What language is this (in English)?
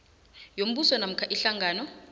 South Ndebele